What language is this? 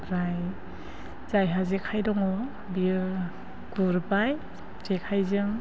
Bodo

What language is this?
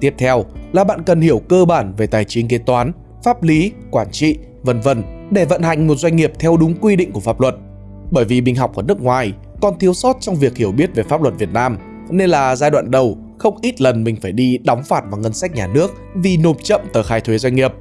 Vietnamese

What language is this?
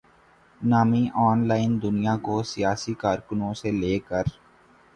Urdu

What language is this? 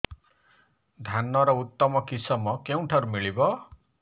Odia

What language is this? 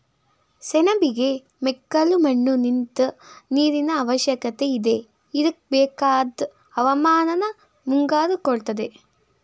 Kannada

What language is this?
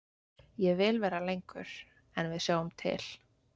Icelandic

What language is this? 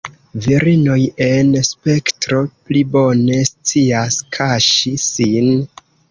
Esperanto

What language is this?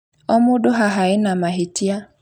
Kikuyu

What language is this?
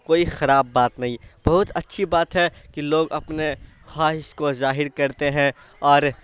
Urdu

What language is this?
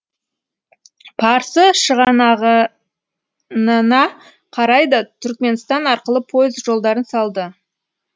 Kazakh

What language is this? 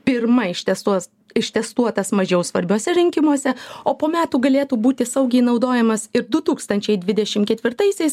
Lithuanian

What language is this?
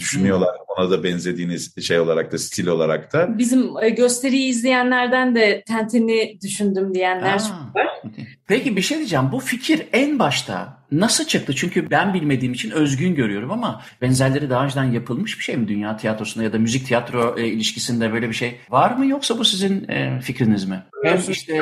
Turkish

